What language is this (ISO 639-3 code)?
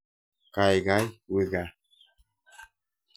kln